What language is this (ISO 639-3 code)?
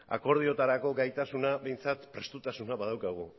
eus